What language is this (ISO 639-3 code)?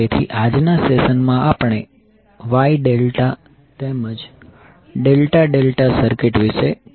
guj